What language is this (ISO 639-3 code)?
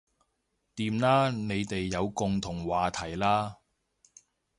yue